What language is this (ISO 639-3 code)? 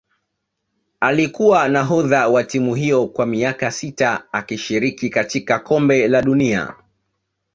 swa